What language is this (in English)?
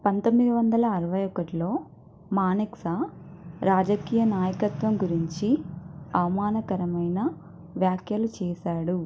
Telugu